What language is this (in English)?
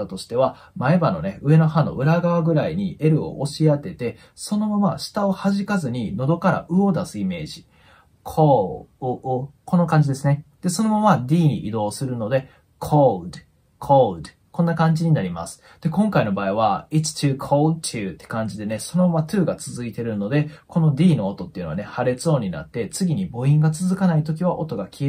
Japanese